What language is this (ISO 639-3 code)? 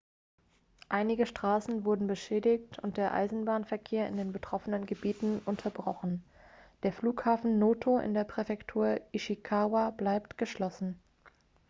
deu